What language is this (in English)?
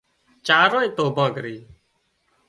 Wadiyara Koli